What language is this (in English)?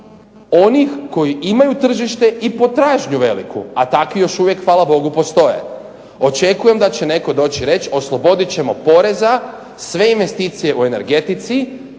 Croatian